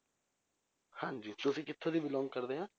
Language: Punjabi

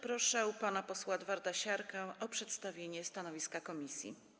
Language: Polish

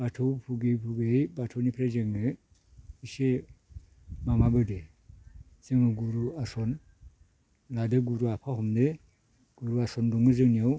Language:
Bodo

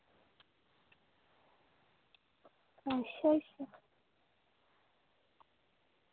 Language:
Dogri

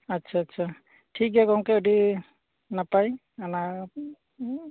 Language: Santali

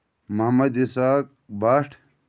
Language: Kashmiri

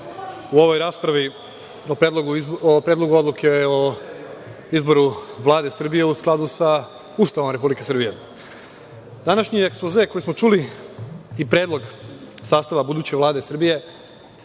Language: Serbian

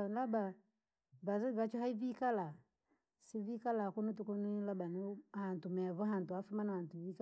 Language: Langi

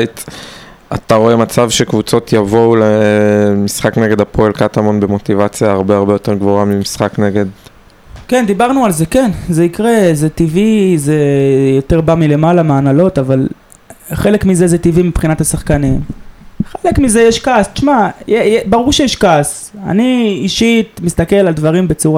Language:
Hebrew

